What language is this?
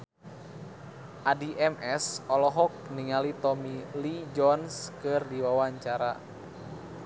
Sundanese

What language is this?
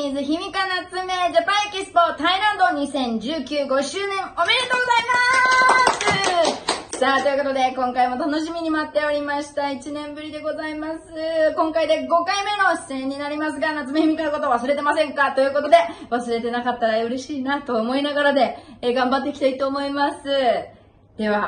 Japanese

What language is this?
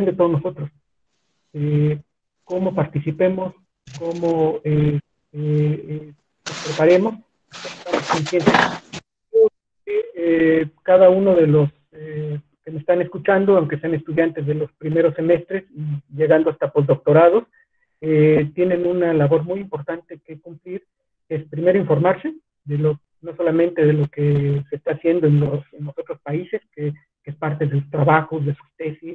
Spanish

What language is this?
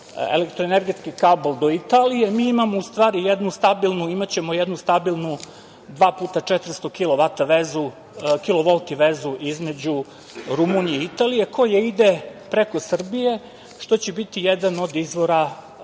Serbian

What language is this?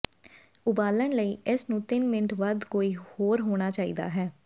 Punjabi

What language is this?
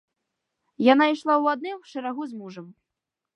Belarusian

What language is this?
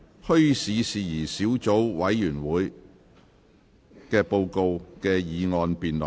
Cantonese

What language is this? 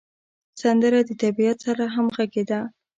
Pashto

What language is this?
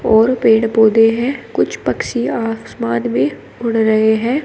Hindi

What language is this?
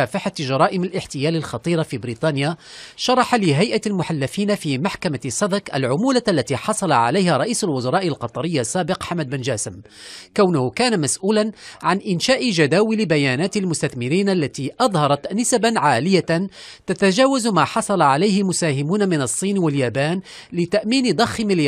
Arabic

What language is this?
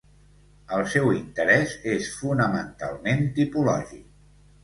Catalan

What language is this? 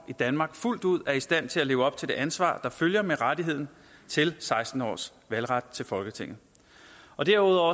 Danish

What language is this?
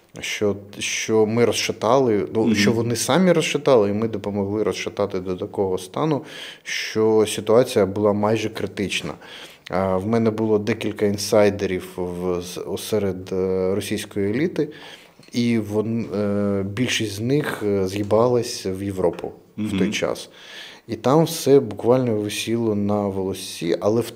Ukrainian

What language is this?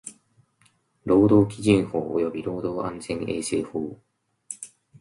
Japanese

